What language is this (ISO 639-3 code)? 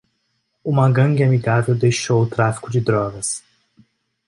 por